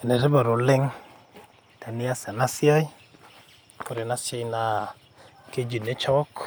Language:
Masai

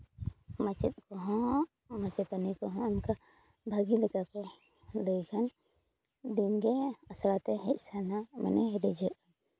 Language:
Santali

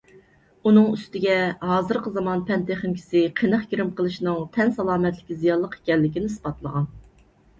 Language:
Uyghur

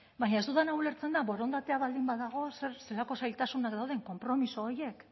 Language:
Basque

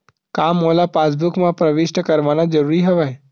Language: Chhattisgarhi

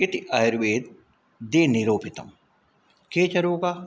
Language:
Sanskrit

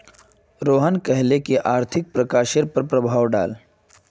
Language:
Magahi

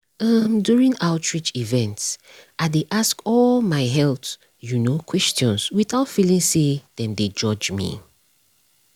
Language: Nigerian Pidgin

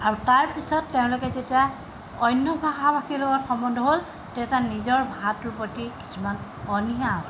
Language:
Assamese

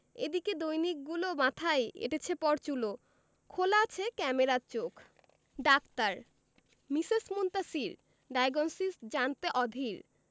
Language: Bangla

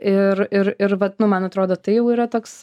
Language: Lithuanian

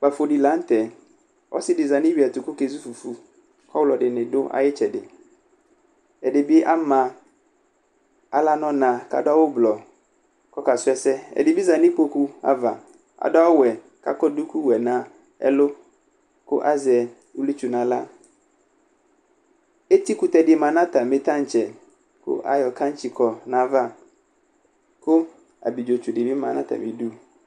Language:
Ikposo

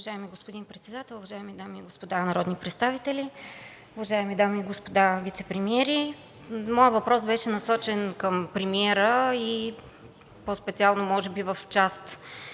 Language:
Bulgarian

